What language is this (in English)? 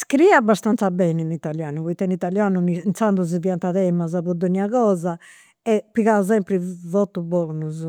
Campidanese Sardinian